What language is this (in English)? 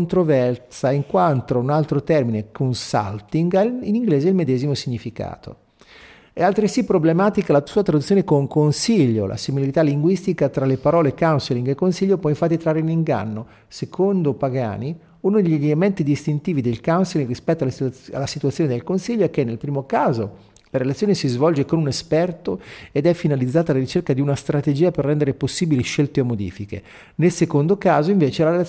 Italian